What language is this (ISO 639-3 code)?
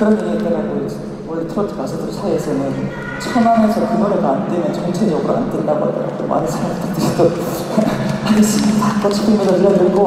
kor